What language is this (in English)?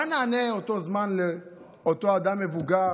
Hebrew